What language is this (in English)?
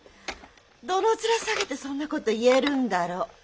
Japanese